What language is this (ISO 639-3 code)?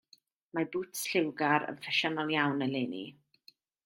cym